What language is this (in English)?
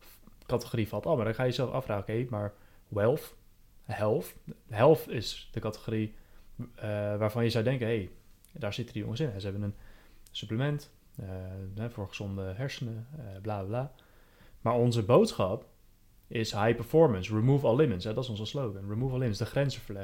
Dutch